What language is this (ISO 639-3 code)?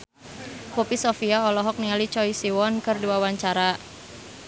sun